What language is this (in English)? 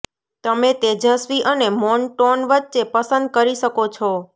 Gujarati